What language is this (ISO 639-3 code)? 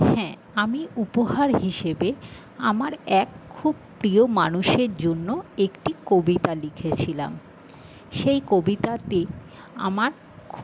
ben